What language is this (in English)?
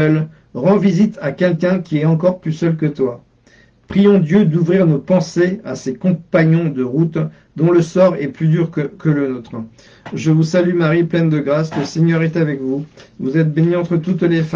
French